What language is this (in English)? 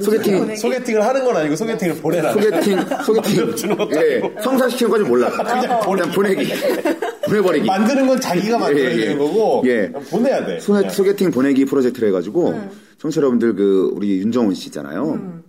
Korean